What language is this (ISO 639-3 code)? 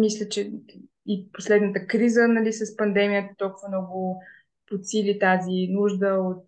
bul